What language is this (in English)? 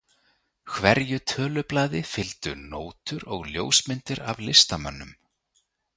Icelandic